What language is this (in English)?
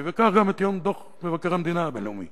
Hebrew